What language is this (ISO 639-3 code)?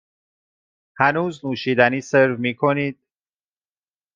fas